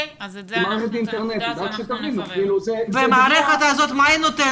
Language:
Hebrew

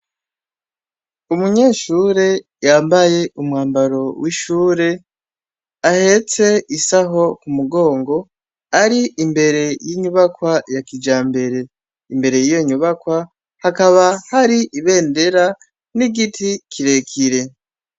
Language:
Rundi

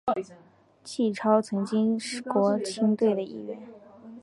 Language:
Chinese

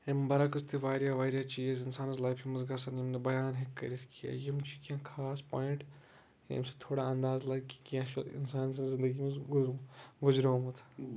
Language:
Kashmiri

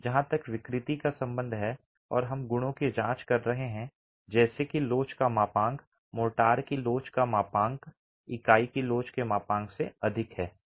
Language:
Hindi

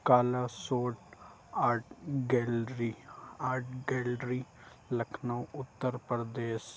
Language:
Urdu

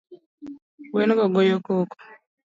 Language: Luo (Kenya and Tanzania)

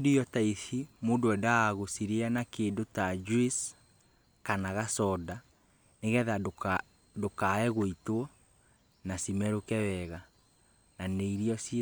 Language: Kikuyu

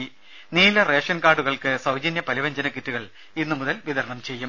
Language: Malayalam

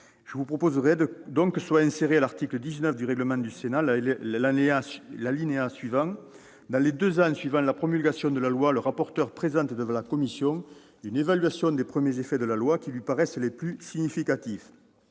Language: French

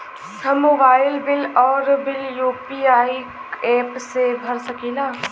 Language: Bhojpuri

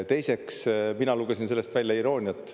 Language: Estonian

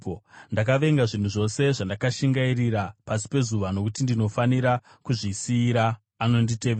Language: Shona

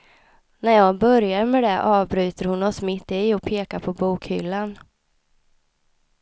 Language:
Swedish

